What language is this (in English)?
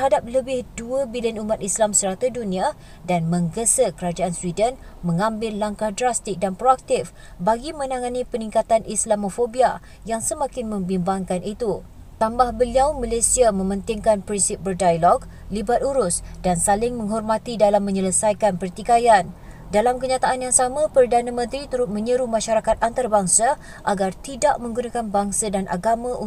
Malay